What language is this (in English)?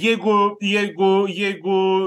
Lithuanian